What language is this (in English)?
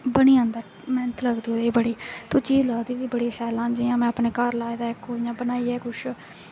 Dogri